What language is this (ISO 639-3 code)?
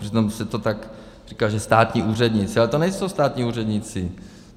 ces